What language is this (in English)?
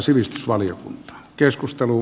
Finnish